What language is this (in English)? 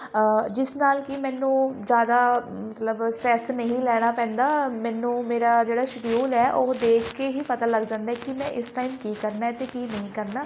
Punjabi